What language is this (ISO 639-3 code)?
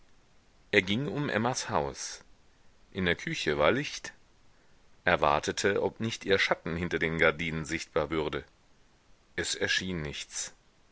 deu